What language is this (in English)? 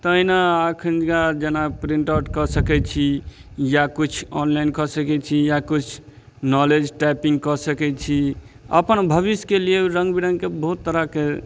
Maithili